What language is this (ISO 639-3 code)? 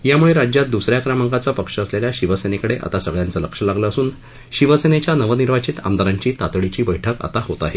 mar